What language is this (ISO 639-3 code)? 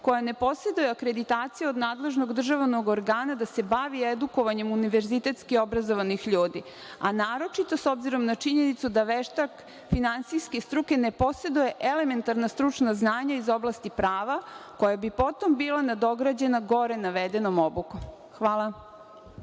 srp